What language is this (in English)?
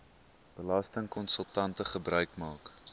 Afrikaans